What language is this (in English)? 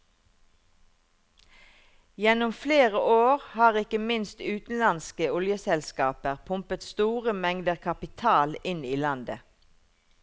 Norwegian